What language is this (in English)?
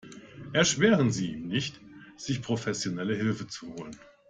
German